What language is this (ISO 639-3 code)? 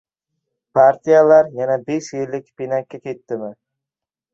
uzb